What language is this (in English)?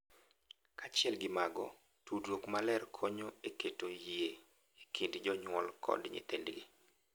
Luo (Kenya and Tanzania)